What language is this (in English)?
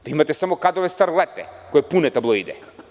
Serbian